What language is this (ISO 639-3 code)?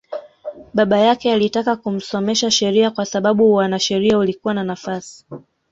swa